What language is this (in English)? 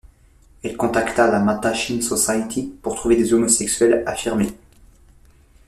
French